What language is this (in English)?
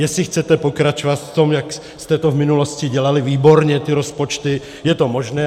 Czech